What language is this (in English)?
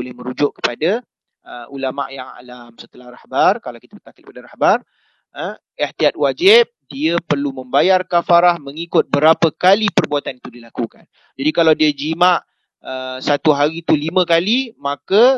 Malay